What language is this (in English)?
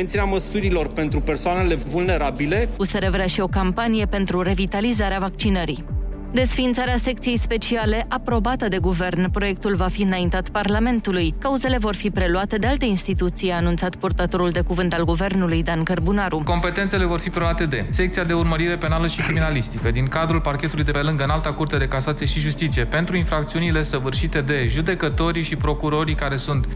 Romanian